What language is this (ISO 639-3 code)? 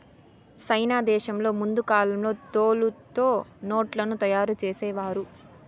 tel